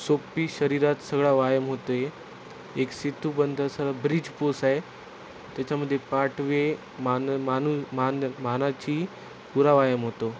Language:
Marathi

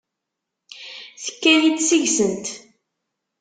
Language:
Kabyle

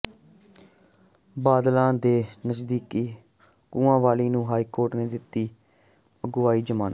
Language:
Punjabi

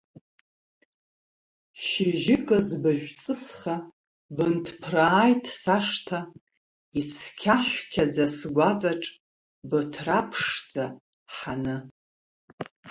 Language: Abkhazian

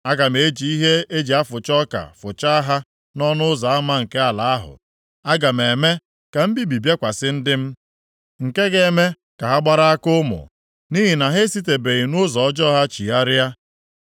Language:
Igbo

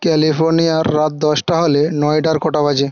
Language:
Bangla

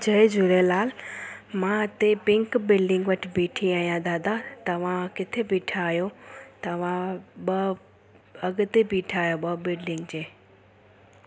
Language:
Sindhi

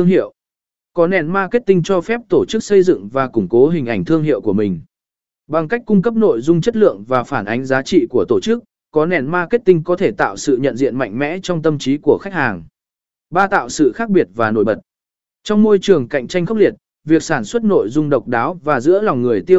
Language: Vietnamese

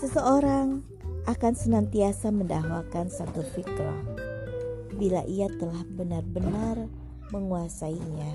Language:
Indonesian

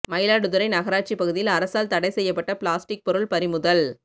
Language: Tamil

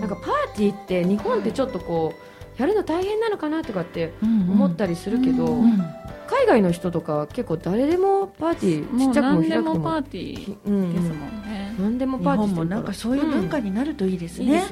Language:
Japanese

